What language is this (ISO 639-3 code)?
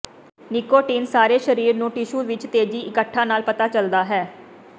pan